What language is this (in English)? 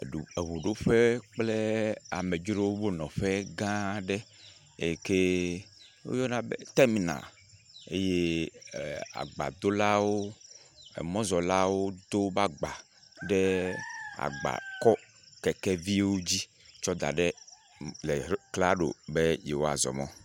Ewe